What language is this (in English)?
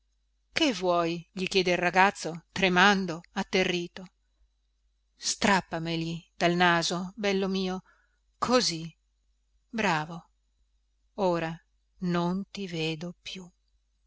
Italian